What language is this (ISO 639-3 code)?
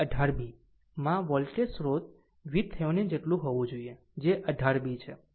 guj